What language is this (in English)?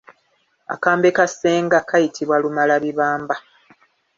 Ganda